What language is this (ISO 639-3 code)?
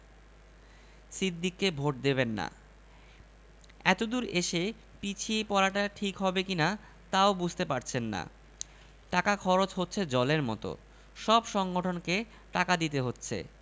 ben